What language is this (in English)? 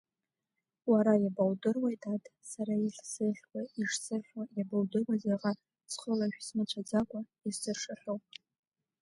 Abkhazian